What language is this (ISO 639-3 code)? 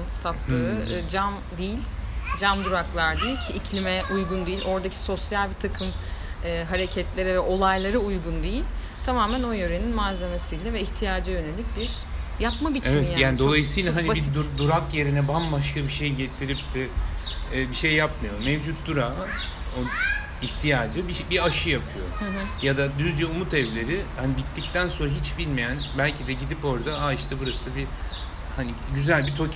tur